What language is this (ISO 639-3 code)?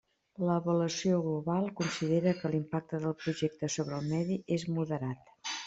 cat